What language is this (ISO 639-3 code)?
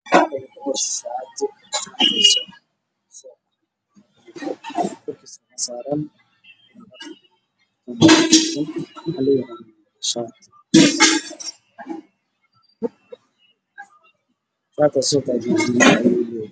som